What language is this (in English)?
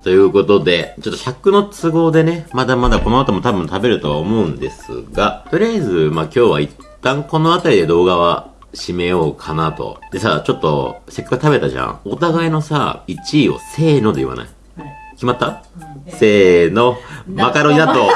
Japanese